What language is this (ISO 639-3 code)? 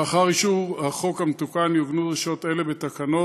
heb